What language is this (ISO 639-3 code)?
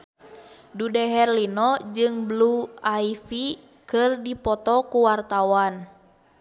sun